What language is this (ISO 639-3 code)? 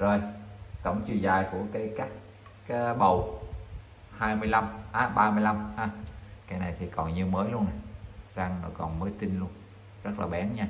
vie